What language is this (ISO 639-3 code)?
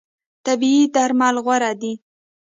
pus